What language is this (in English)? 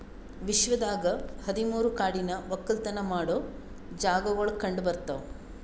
Kannada